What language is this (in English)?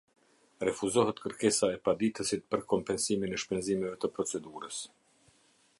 Albanian